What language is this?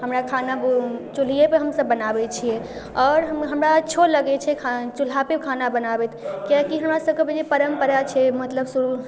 Maithili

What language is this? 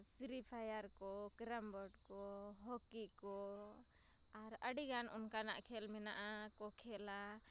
Santali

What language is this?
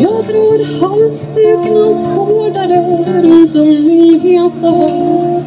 Swedish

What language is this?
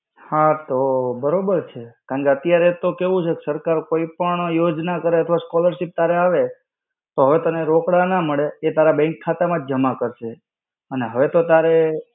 Gujarati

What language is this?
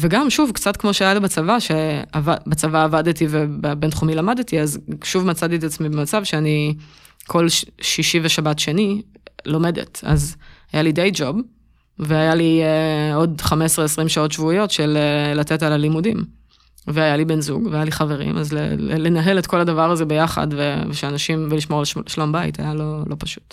Hebrew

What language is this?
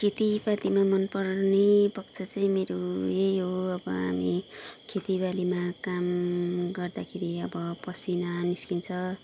Nepali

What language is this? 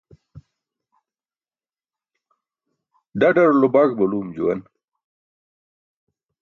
Burushaski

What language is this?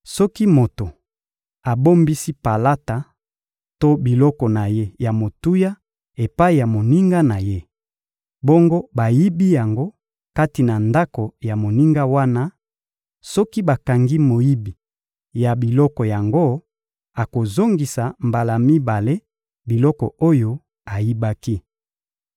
Lingala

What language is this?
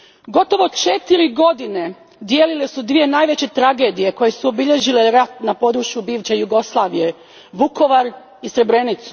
Croatian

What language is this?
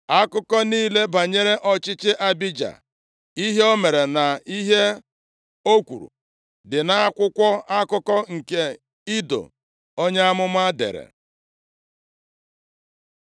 Igbo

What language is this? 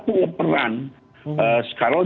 Indonesian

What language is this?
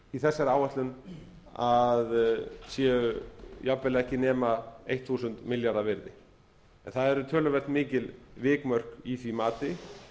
Icelandic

